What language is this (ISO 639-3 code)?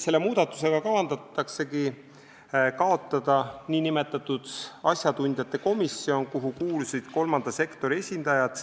est